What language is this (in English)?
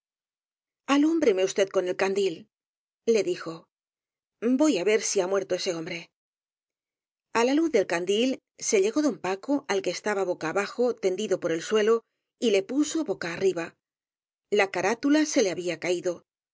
Spanish